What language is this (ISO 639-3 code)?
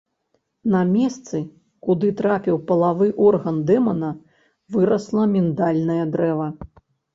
bel